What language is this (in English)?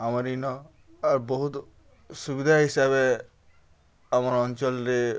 Odia